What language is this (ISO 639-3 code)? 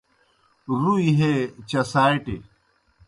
plk